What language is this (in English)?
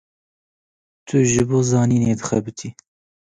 Kurdish